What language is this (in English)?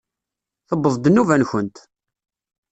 Kabyle